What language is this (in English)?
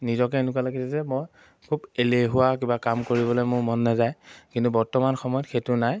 Assamese